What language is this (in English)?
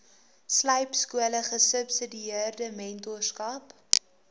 Afrikaans